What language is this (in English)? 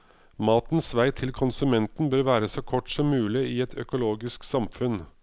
Norwegian